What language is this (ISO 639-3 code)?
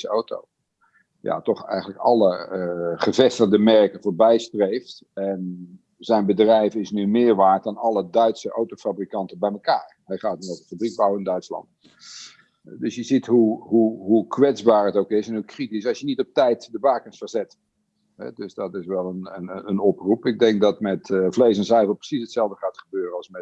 nld